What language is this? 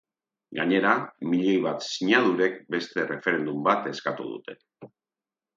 Basque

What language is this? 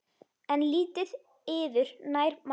Icelandic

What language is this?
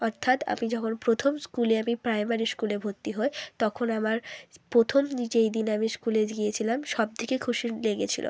Bangla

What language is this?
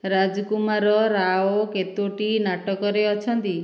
Odia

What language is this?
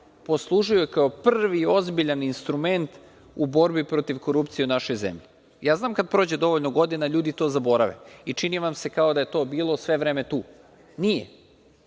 Serbian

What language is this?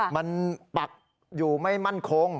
Thai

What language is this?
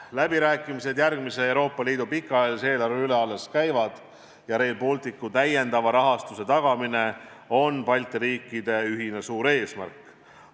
Estonian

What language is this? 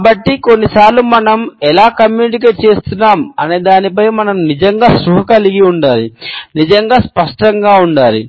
Telugu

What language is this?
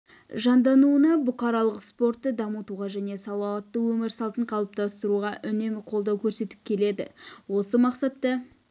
Kazakh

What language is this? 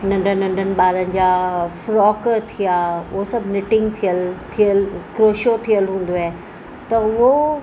Sindhi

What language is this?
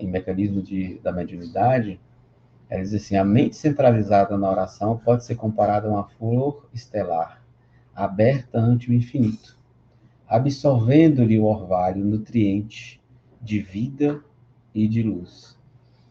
Portuguese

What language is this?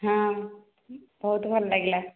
Odia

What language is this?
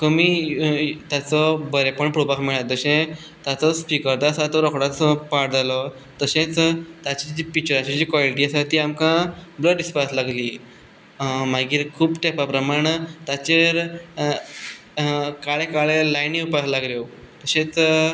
Konkani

